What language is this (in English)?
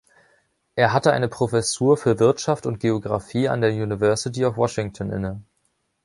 German